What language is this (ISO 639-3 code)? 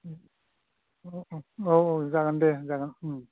brx